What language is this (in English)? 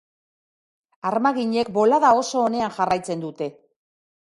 Basque